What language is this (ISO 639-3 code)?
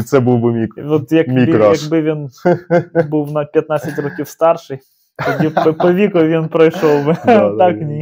ukr